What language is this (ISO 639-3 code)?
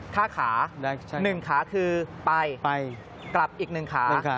tha